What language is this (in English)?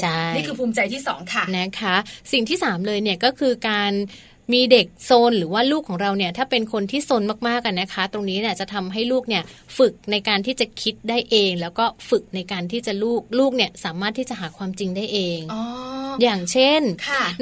Thai